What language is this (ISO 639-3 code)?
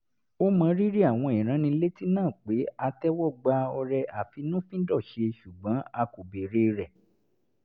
yor